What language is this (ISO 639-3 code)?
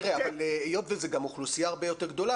heb